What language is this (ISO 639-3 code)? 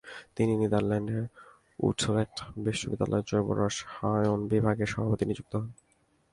ben